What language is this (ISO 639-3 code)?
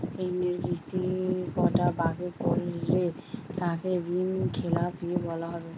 ben